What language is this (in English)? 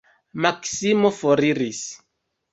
Esperanto